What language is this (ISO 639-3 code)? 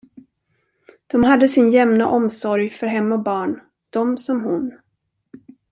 swe